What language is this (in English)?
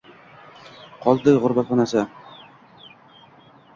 Uzbek